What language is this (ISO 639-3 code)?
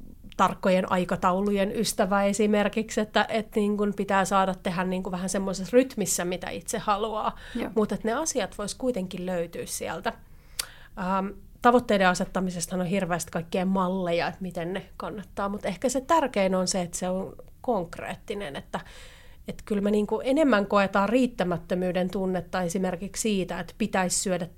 fin